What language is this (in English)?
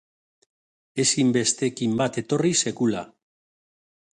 Basque